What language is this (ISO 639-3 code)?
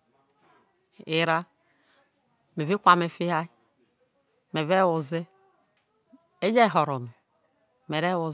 iso